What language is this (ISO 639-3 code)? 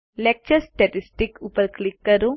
guj